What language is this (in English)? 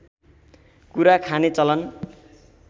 Nepali